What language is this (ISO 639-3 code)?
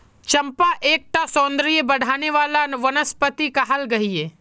mag